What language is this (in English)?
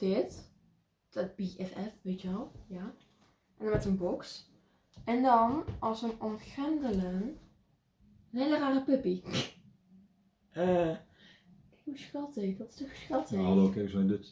Dutch